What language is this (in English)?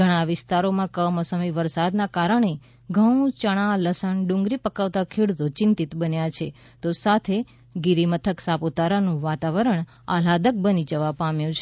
Gujarati